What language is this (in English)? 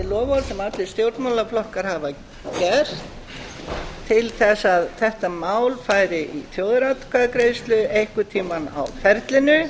Icelandic